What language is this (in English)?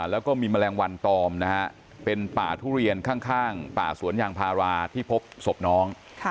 Thai